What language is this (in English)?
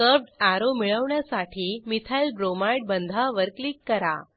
Marathi